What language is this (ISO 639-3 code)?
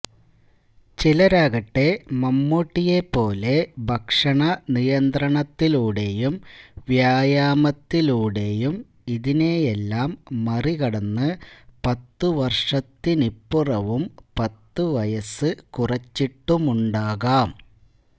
mal